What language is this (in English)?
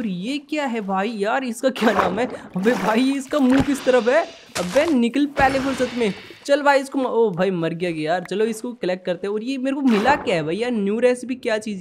Hindi